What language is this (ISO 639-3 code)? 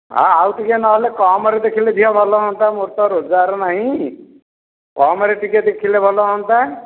ori